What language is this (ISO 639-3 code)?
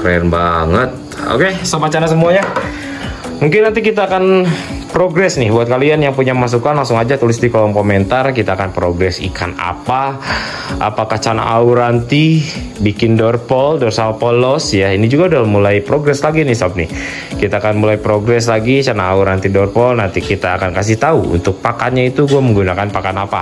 ind